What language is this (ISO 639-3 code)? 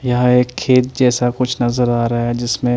hin